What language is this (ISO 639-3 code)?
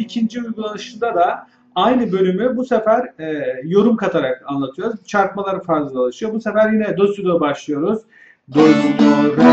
tur